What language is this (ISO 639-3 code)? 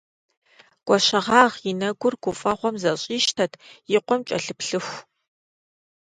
kbd